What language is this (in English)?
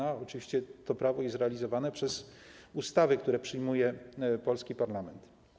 Polish